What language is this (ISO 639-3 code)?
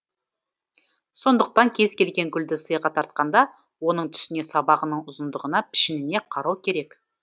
kaz